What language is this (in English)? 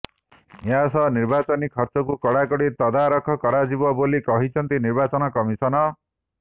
Odia